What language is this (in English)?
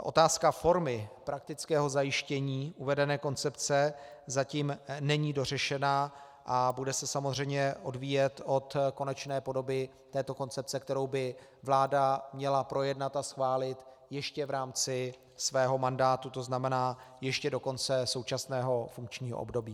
Czech